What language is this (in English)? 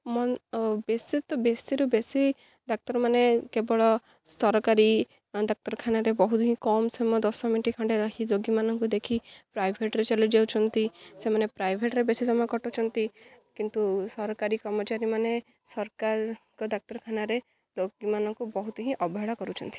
Odia